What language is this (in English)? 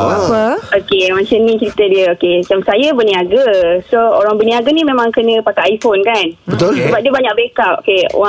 Malay